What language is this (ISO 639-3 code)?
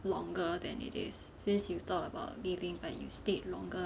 eng